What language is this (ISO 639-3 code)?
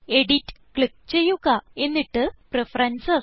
mal